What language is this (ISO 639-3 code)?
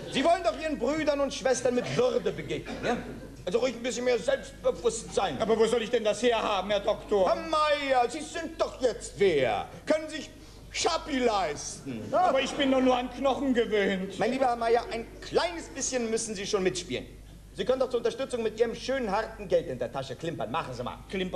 deu